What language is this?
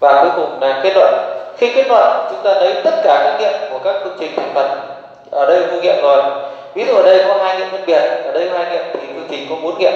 Vietnamese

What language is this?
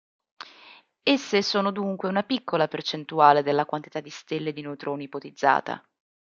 Italian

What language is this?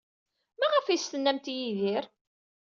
Kabyle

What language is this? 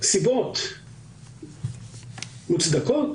Hebrew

